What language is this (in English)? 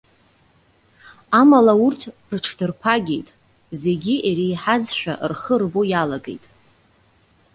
Abkhazian